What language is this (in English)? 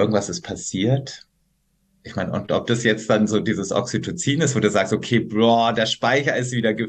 German